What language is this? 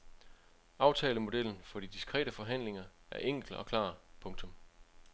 Danish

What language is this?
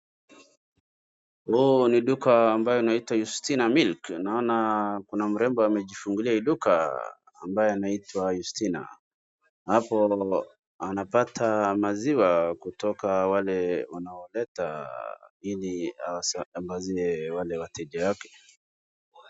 Swahili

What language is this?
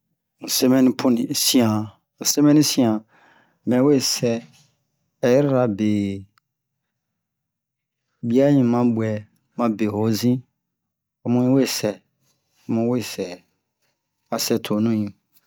Bomu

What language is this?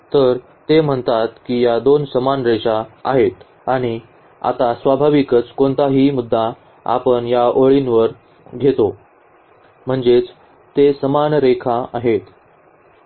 Marathi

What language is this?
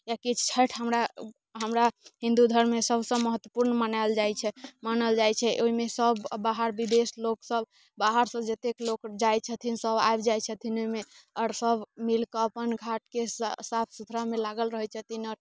Maithili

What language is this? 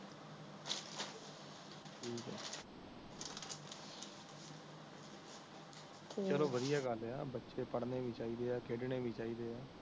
Punjabi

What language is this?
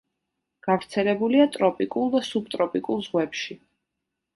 Georgian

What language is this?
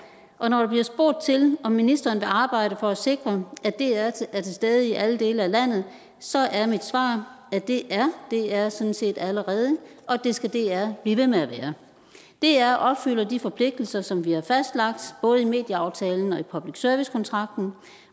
Danish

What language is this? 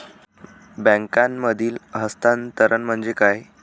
Marathi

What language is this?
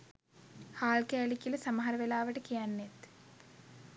Sinhala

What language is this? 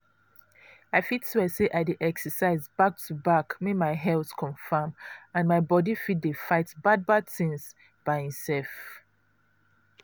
Nigerian Pidgin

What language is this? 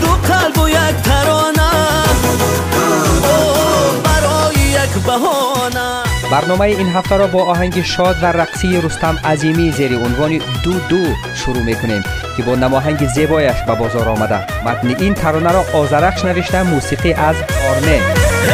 Persian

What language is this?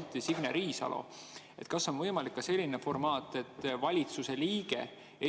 Estonian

